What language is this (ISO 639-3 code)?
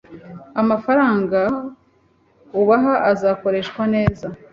kin